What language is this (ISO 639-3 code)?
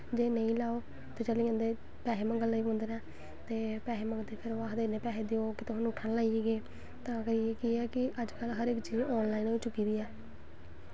doi